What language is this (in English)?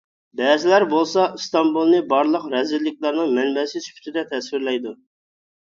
Uyghur